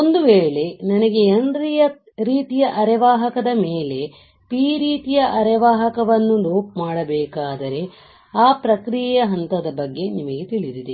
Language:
Kannada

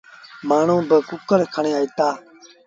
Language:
Sindhi Bhil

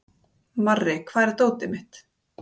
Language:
Icelandic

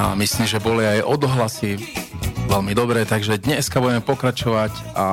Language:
Slovak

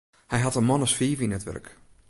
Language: Western Frisian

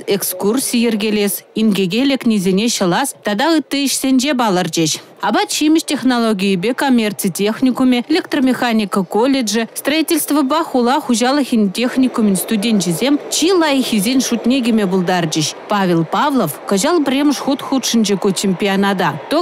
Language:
Russian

